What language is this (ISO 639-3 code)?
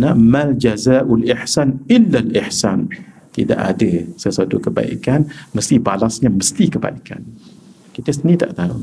msa